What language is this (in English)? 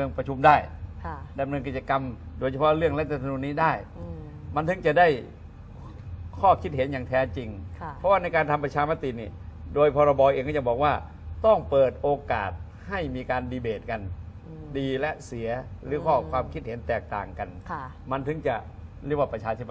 Thai